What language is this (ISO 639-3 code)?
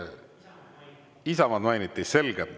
est